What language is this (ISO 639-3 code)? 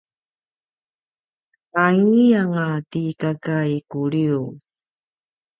pwn